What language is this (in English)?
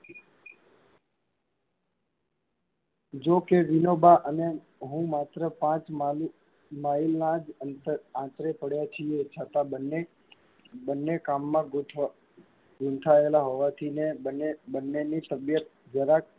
Gujarati